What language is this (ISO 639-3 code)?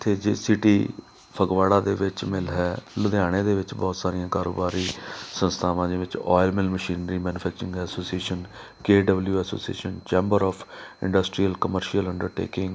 pan